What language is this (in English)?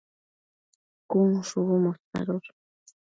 Matsés